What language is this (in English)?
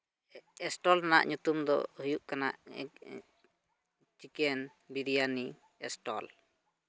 Santali